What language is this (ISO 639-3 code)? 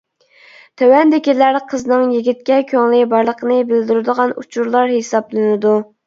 uig